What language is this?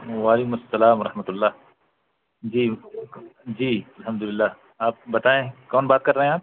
Urdu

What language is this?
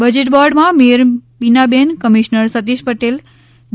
Gujarati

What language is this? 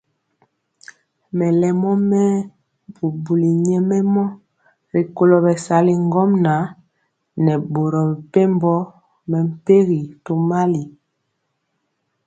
Mpiemo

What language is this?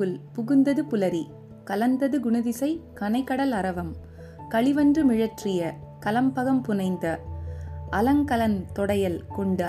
Tamil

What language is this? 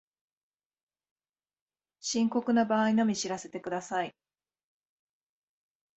Japanese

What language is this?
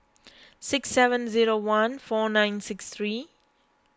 English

